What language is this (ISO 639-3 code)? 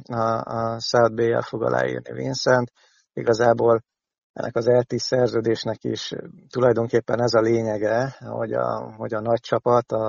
hun